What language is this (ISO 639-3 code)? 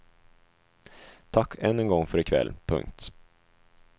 swe